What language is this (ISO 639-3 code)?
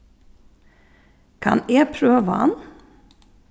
fao